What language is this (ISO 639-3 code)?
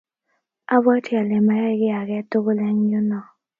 kln